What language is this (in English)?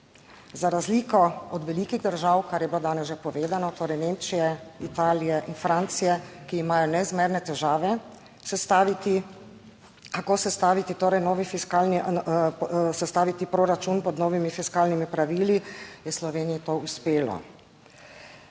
Slovenian